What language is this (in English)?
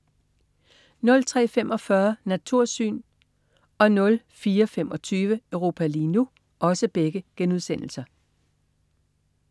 Danish